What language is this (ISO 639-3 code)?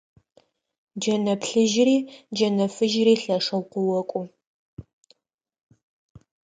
ady